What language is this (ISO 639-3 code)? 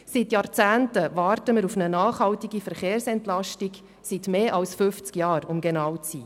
gsw